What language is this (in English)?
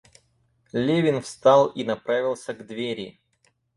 Russian